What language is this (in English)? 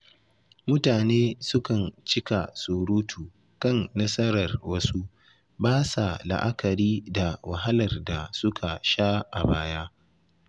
Hausa